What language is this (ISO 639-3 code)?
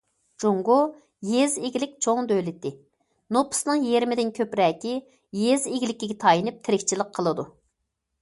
uig